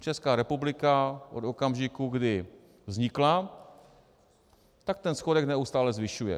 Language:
Czech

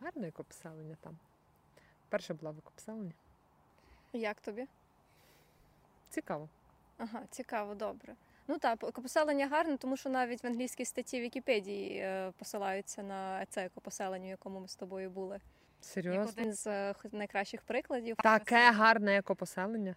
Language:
Ukrainian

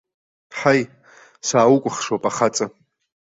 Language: Abkhazian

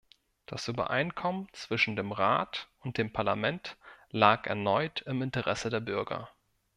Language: German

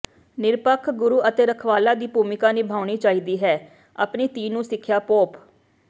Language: Punjabi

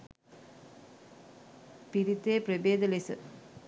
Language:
Sinhala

